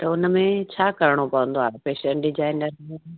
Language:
Sindhi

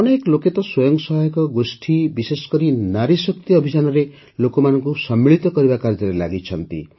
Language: Odia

